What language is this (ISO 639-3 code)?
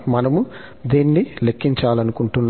tel